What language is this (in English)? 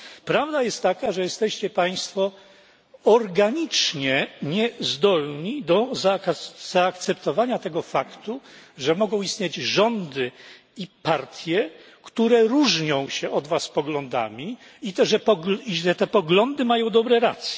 Polish